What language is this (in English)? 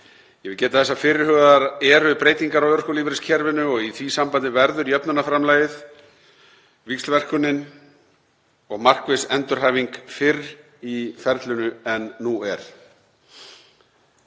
Icelandic